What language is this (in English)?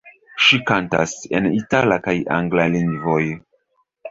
Esperanto